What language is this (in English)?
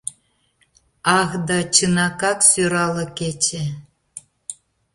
Mari